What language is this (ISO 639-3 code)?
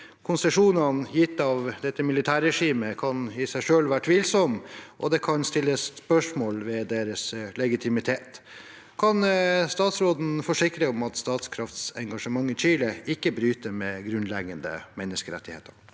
nor